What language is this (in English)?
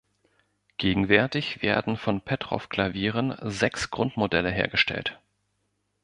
German